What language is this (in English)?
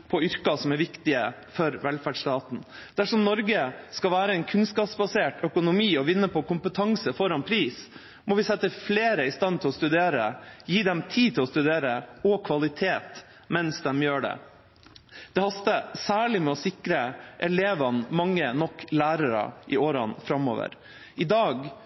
Norwegian Bokmål